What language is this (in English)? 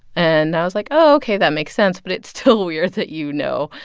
English